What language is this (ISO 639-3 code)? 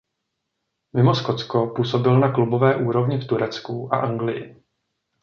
ces